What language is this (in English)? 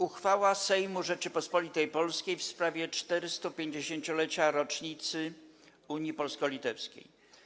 Polish